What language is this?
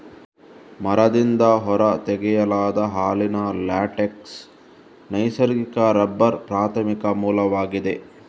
Kannada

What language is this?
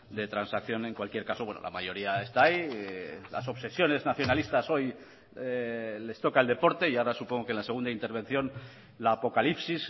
Spanish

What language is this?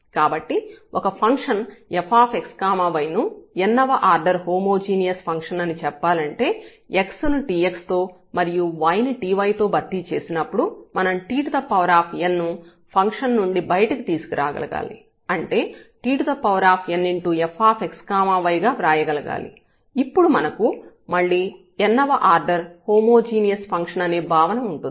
Telugu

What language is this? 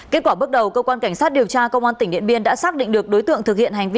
Vietnamese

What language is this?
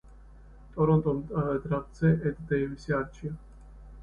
Georgian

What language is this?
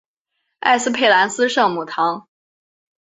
Chinese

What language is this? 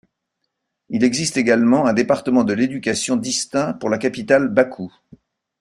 French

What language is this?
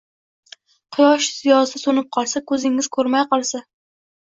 Uzbek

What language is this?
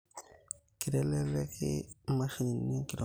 Masai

